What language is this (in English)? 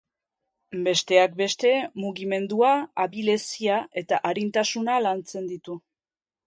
Basque